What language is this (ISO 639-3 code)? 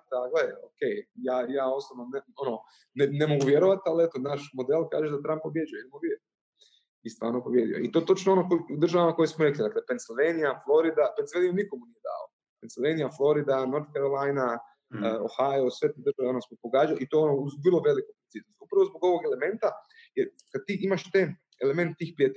hrv